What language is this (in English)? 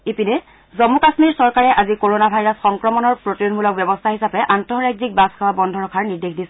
Assamese